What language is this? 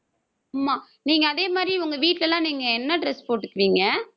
Tamil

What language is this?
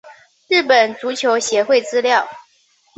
Chinese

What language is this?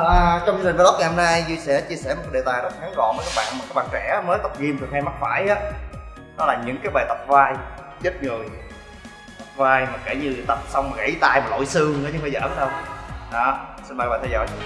Vietnamese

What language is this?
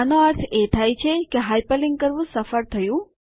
Gujarati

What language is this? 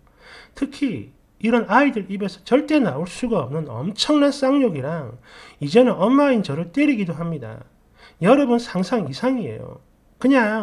Korean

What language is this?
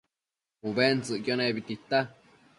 Matsés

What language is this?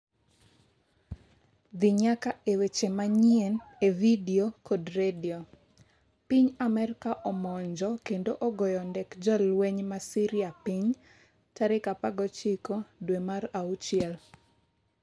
Luo (Kenya and Tanzania)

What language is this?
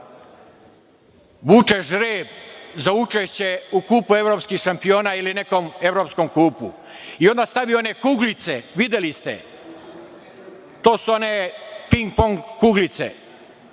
Serbian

